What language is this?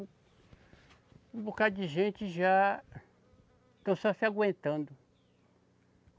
Portuguese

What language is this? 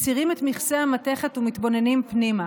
Hebrew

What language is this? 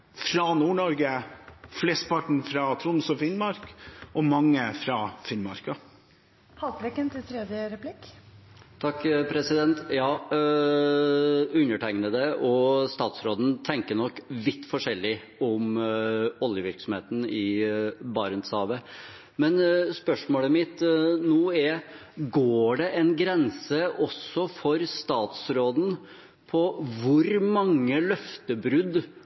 Norwegian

